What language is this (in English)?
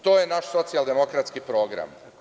Serbian